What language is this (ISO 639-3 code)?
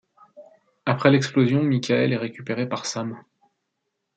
fra